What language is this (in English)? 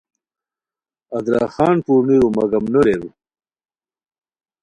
Khowar